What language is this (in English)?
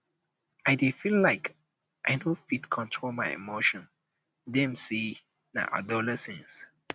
Nigerian Pidgin